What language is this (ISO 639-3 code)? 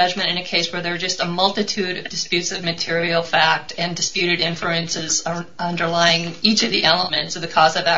eng